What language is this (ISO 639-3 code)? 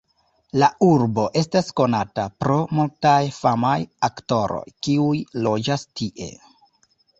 epo